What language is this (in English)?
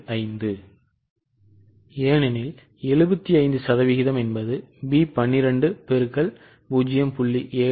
Tamil